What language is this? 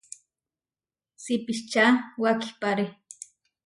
Huarijio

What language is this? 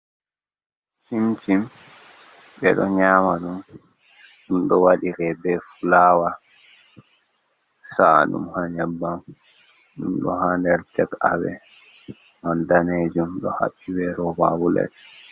Fula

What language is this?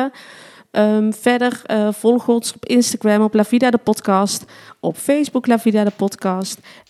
Dutch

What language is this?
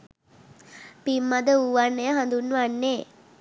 Sinhala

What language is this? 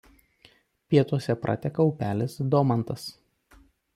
Lithuanian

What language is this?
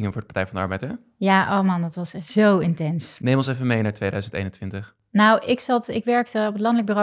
Dutch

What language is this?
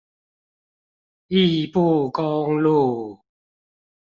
Chinese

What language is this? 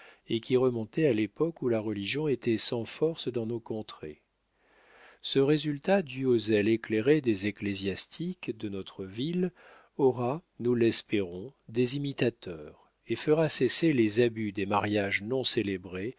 French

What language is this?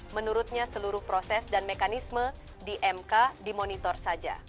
Indonesian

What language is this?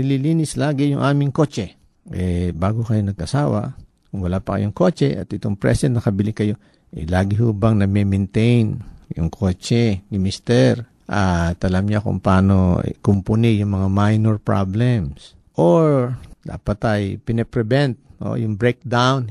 Filipino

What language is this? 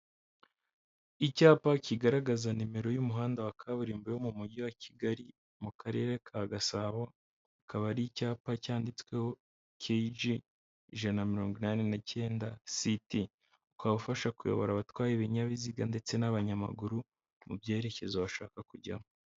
Kinyarwanda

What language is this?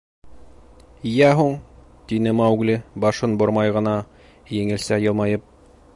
Bashkir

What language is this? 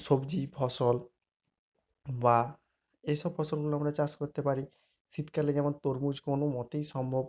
Bangla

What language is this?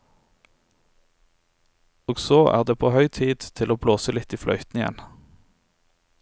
Norwegian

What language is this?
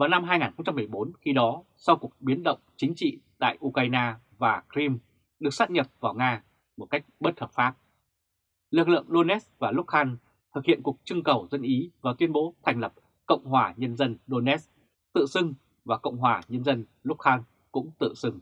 Vietnamese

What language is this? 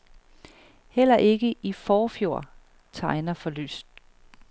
Danish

